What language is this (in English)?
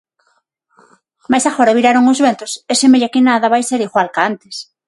Galician